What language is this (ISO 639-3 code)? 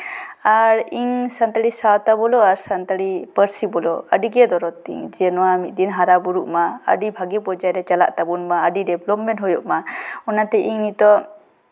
sat